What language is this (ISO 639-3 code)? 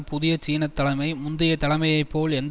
tam